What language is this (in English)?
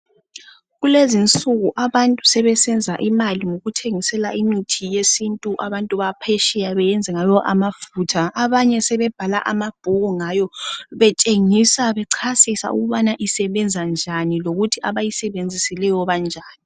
North Ndebele